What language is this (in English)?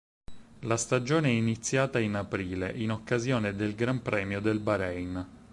Italian